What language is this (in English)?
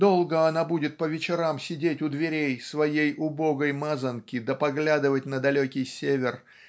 Russian